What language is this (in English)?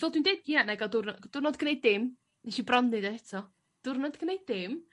Welsh